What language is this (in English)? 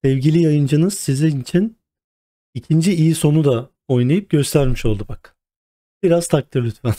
Turkish